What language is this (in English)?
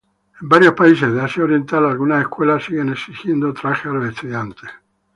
Spanish